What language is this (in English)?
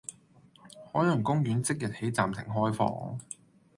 Cantonese